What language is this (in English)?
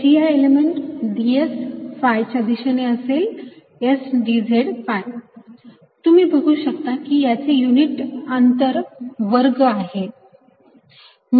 Marathi